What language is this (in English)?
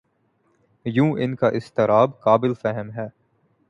Urdu